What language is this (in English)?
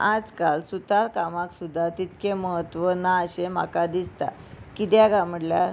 Konkani